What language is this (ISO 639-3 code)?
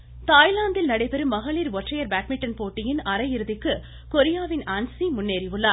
tam